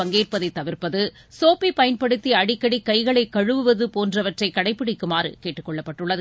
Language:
Tamil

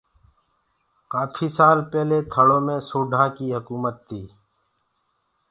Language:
Gurgula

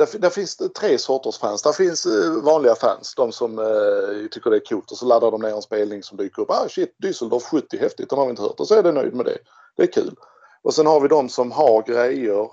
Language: Swedish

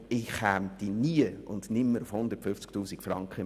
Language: Swiss German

